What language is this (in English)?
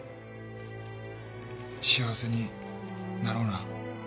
Japanese